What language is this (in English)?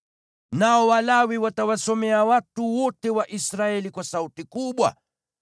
Swahili